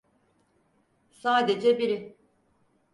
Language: Turkish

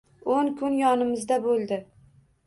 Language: Uzbek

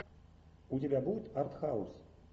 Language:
Russian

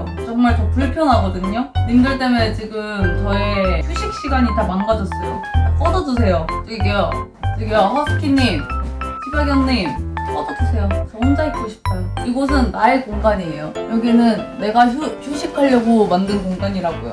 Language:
Korean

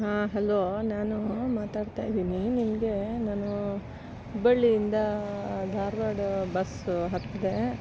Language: Kannada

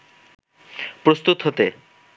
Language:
Bangla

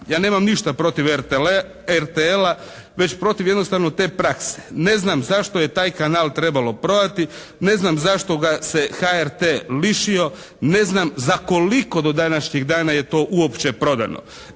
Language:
Croatian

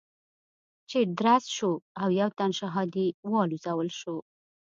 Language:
Pashto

